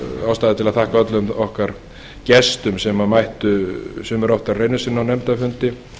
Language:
Icelandic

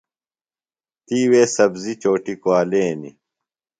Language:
Phalura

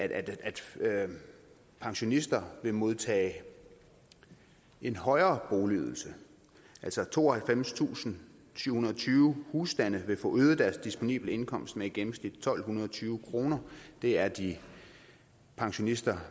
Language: Danish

